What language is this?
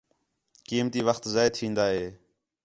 Khetrani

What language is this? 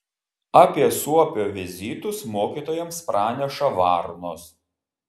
Lithuanian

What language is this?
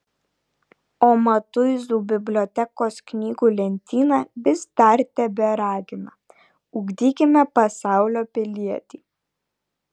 Lithuanian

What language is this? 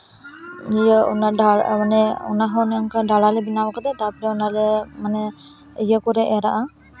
Santali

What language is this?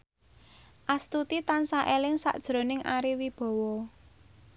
Javanese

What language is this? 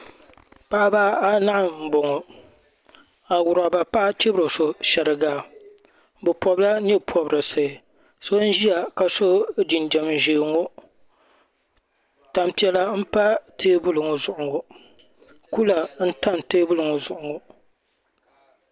Dagbani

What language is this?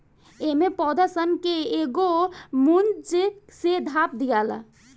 Bhojpuri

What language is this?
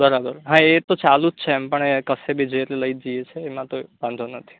Gujarati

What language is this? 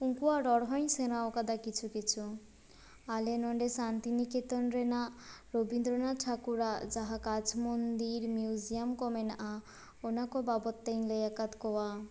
Santali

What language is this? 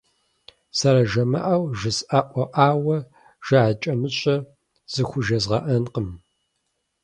Kabardian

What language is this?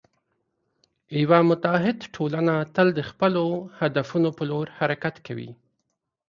Pashto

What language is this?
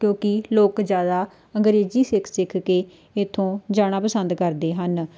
Punjabi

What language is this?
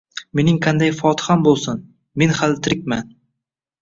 Uzbek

